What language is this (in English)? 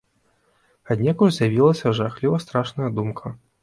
Belarusian